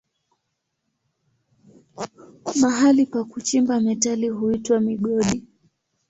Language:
Swahili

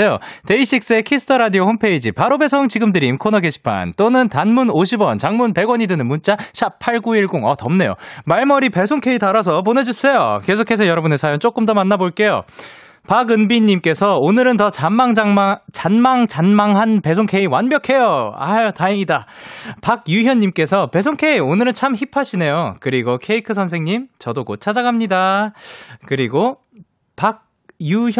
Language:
Korean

